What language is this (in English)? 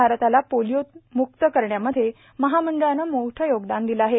Marathi